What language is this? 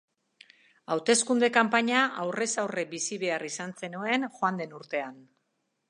Basque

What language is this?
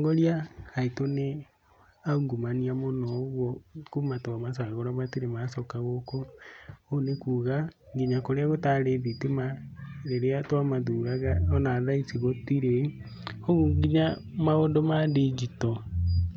Kikuyu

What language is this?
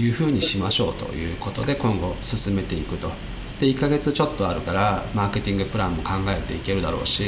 Japanese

